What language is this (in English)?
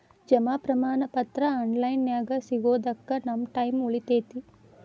Kannada